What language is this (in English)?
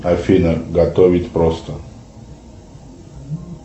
Russian